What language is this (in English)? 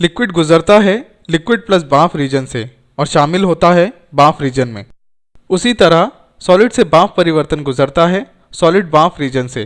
Hindi